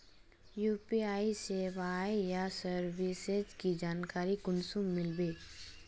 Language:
Magahi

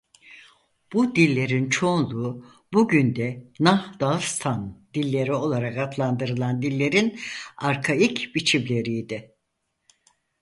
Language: Turkish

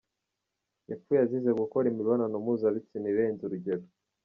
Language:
Kinyarwanda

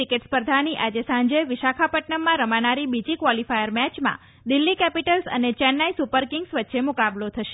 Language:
Gujarati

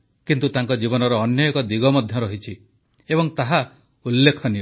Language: Odia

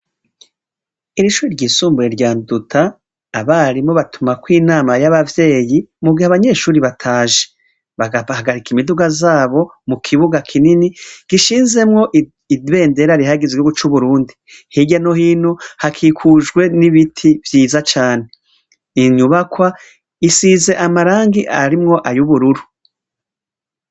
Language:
Rundi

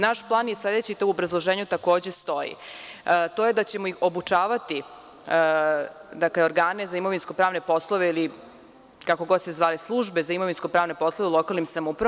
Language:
Serbian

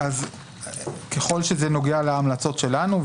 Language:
Hebrew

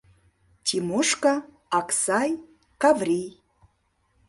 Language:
Mari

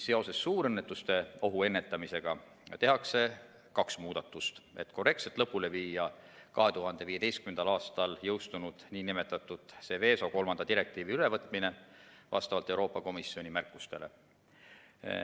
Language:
Estonian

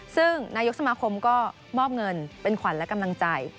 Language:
Thai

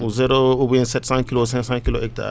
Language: Wolof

